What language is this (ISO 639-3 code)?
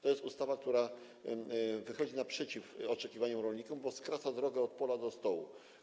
pol